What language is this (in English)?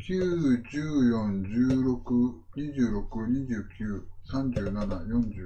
Japanese